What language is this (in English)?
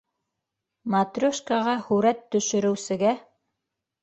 Bashkir